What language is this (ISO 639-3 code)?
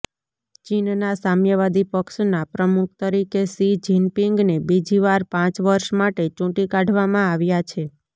guj